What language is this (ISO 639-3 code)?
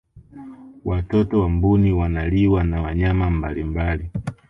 swa